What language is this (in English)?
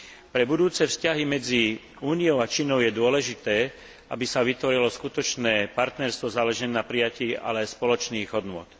Slovak